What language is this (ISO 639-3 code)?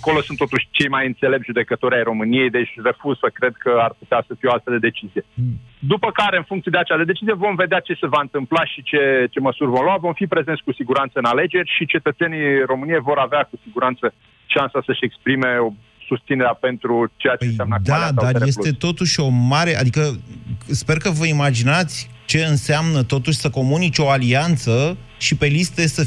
ron